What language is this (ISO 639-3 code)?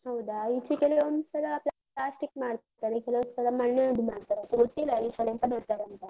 kan